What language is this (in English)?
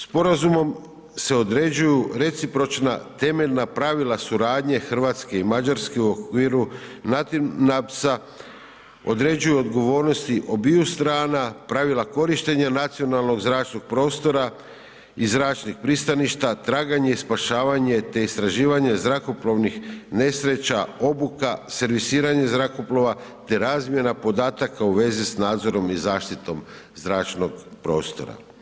Croatian